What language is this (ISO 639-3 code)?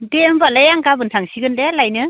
brx